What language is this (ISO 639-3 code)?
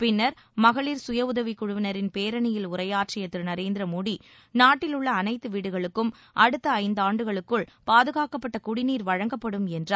tam